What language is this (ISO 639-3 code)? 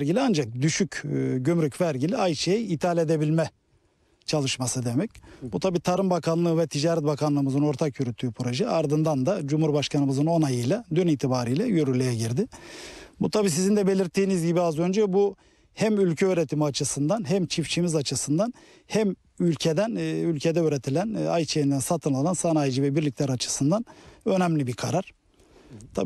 tur